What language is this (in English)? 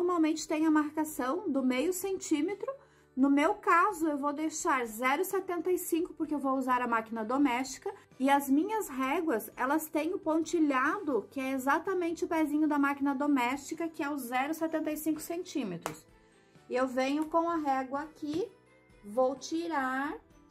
Portuguese